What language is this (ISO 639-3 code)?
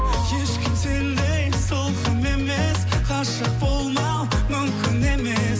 kaz